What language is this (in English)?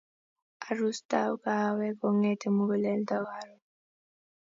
Kalenjin